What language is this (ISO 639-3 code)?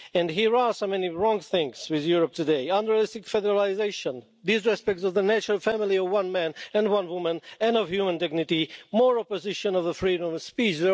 eng